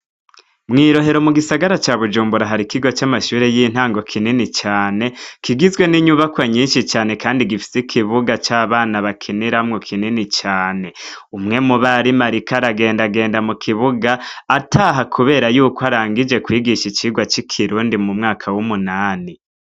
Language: Rundi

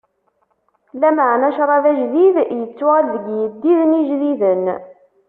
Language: Kabyle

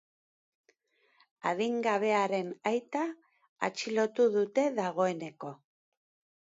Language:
Basque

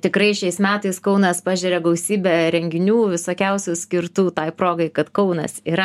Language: Lithuanian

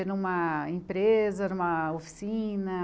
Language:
Portuguese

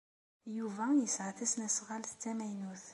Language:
Kabyle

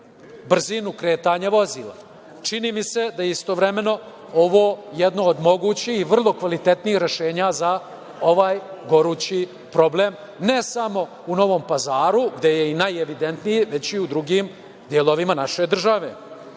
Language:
Serbian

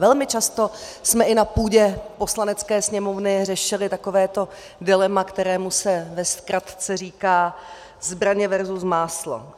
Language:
Czech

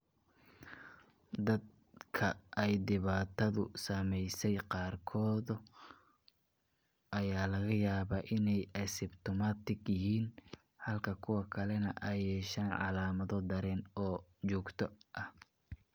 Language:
Somali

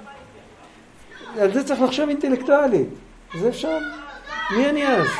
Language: Hebrew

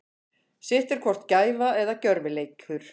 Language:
Icelandic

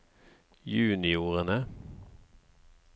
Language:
Norwegian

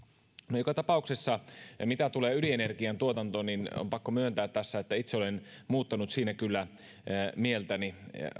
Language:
Finnish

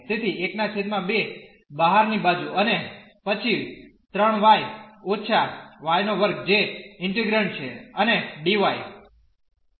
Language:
Gujarati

